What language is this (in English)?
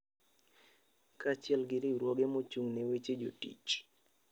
Luo (Kenya and Tanzania)